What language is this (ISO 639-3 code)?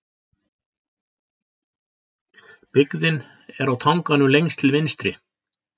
isl